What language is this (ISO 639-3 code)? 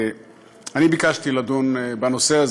heb